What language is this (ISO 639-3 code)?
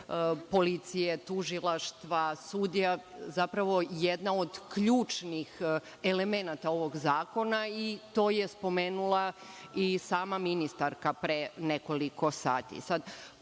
srp